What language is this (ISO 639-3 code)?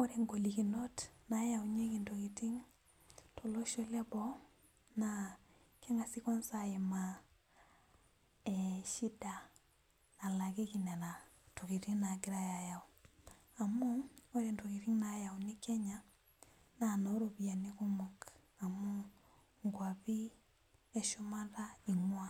mas